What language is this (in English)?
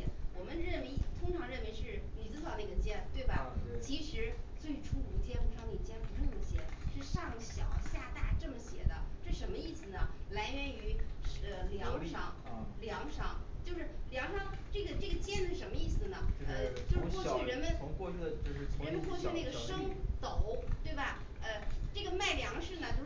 Chinese